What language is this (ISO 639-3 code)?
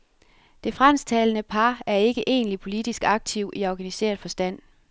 dan